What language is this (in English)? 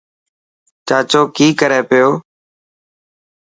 Dhatki